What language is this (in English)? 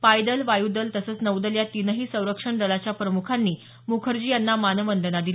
Marathi